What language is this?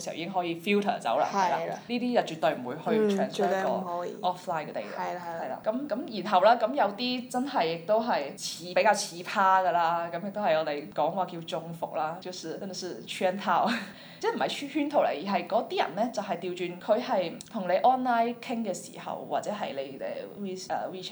Chinese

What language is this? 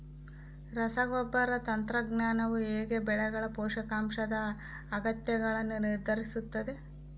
Kannada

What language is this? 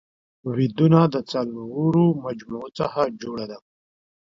Pashto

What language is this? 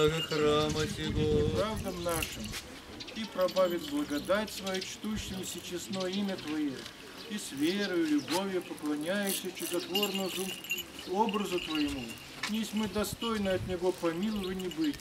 Russian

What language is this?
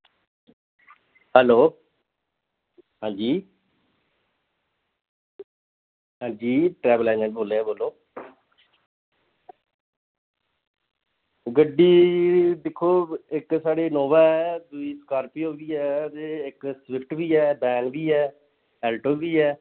Dogri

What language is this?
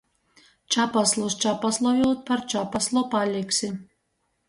Latgalian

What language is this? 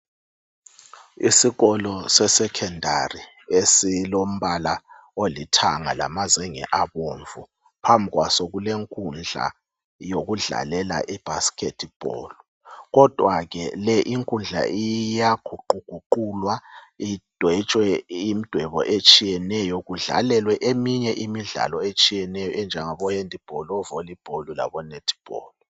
North Ndebele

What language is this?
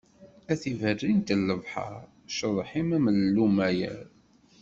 Kabyle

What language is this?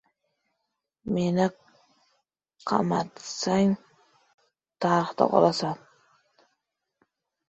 Uzbek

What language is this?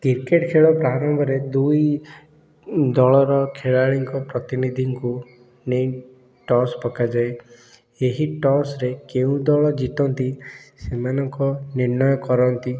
Odia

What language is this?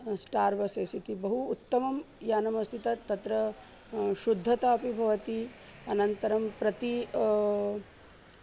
Sanskrit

